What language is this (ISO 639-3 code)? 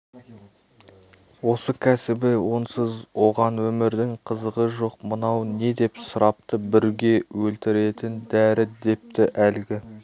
kaz